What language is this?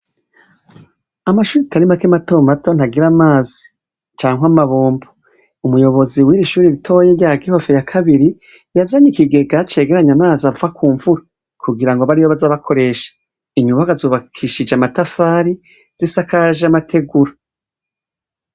Rundi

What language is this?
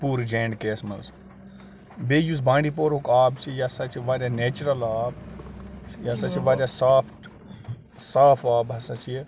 Kashmiri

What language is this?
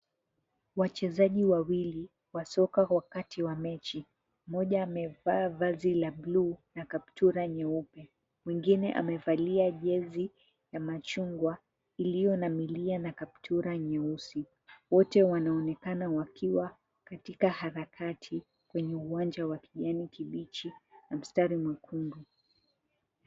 Swahili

